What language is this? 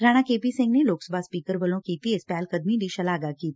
Punjabi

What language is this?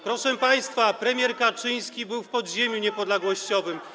Polish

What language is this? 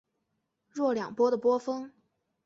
Chinese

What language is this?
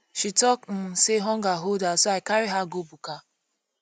Nigerian Pidgin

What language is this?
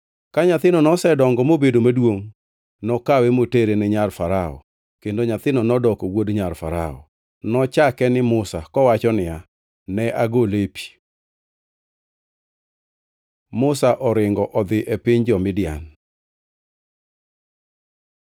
Luo (Kenya and Tanzania)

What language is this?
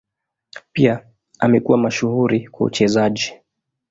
Swahili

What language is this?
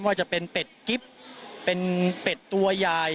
Thai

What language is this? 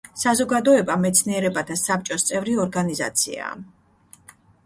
Georgian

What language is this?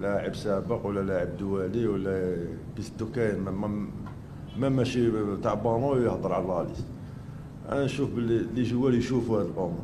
Arabic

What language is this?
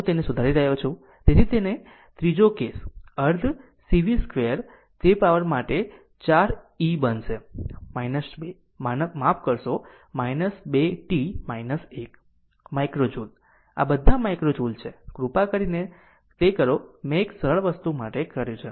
Gujarati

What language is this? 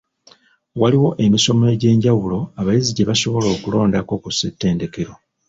Ganda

